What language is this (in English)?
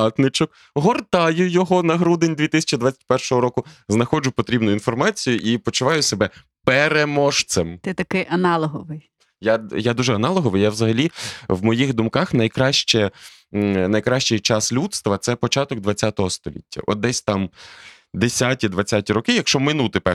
Ukrainian